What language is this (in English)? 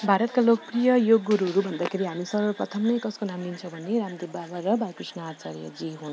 Nepali